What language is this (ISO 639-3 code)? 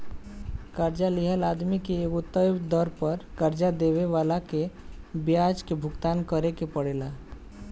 bho